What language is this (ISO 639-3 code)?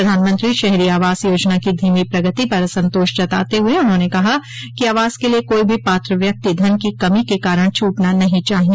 hin